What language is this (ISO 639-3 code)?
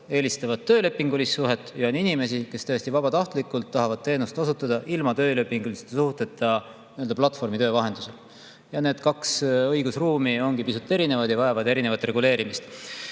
est